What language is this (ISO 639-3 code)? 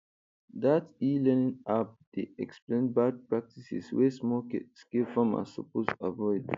pcm